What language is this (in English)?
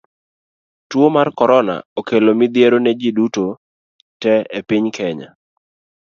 Luo (Kenya and Tanzania)